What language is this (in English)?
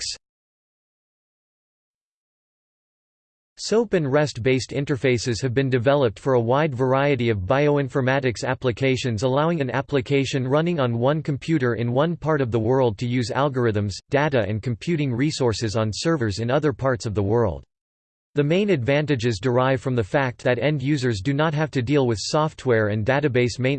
English